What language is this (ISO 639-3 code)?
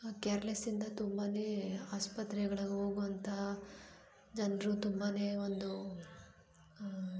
kan